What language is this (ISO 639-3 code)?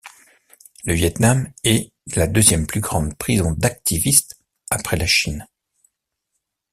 fra